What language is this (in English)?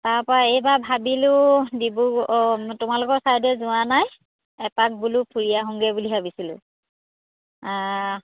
Assamese